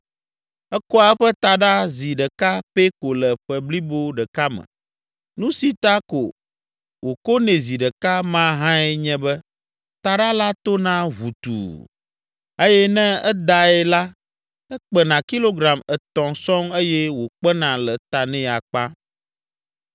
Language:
Ewe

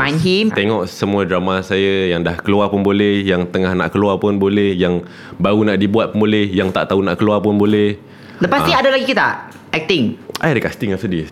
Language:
Malay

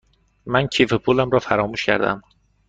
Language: Persian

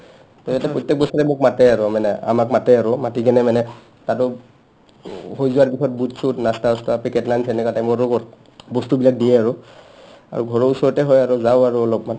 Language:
Assamese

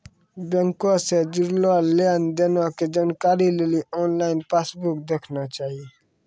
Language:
Maithili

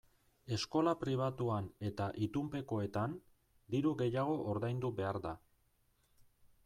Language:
Basque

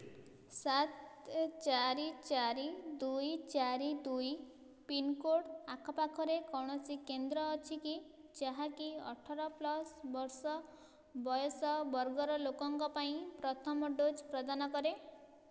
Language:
Odia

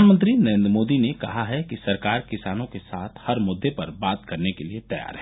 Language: Hindi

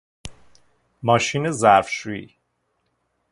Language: Persian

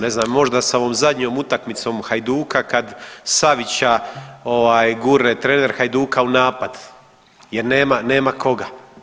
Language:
Croatian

